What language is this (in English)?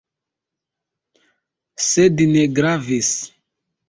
Esperanto